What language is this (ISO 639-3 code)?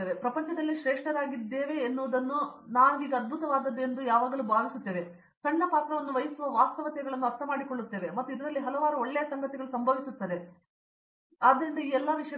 kan